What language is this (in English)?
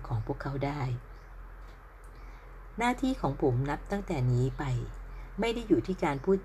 Thai